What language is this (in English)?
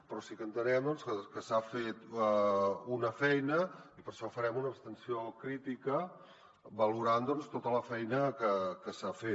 Catalan